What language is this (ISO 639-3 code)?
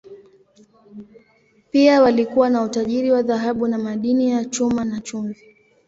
swa